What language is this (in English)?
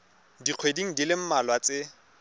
Tswana